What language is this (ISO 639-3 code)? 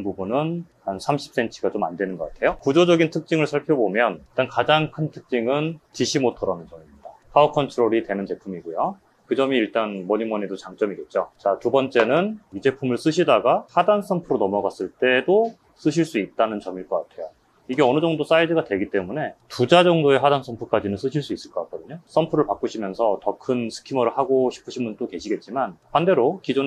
kor